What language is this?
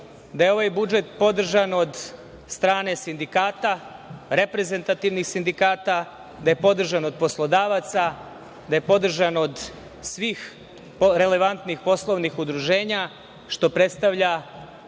Serbian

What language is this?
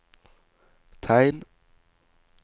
Norwegian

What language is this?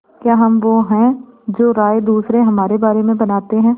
Hindi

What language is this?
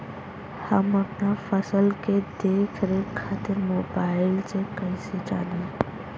Bhojpuri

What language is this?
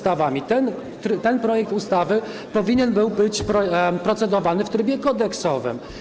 Polish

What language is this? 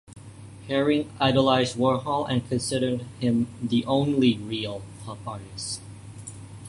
English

